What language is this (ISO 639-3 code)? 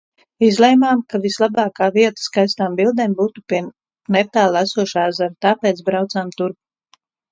lav